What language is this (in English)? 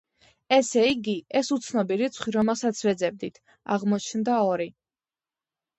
Georgian